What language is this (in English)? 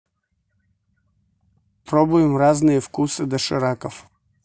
Russian